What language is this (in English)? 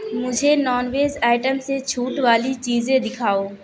Urdu